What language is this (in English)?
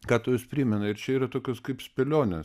Lithuanian